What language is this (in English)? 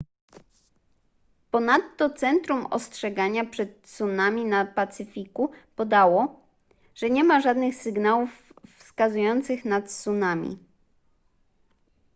Polish